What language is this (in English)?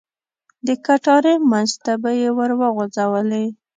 Pashto